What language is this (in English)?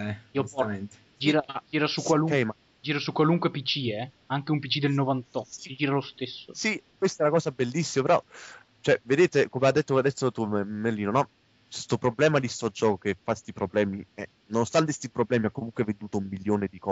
Italian